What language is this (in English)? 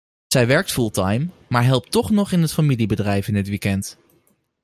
Dutch